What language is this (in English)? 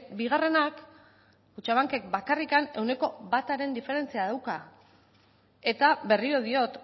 Basque